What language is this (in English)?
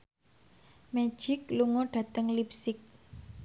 Javanese